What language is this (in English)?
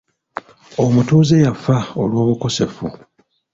Ganda